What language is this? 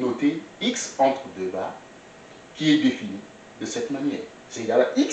French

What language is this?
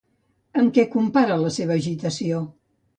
Catalan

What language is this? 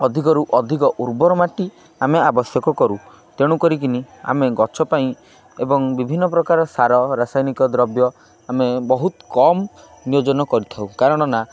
Odia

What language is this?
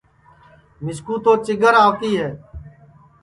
Sansi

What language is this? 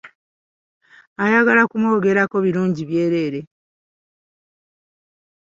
Ganda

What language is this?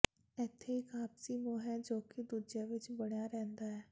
Punjabi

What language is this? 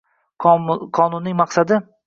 Uzbek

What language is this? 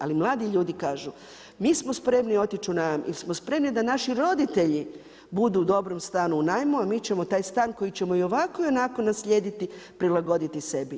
Croatian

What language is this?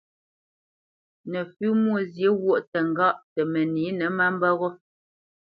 Bamenyam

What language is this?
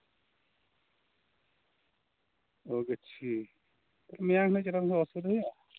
Santali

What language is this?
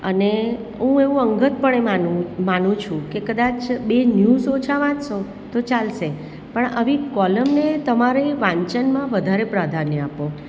Gujarati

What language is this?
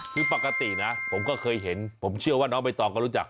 Thai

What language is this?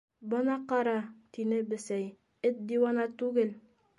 Bashkir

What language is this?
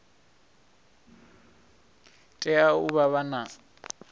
Venda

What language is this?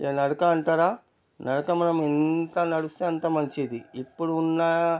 Telugu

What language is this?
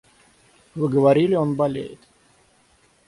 Russian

